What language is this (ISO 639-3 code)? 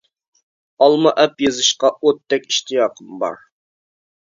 uig